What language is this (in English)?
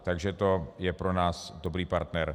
Czech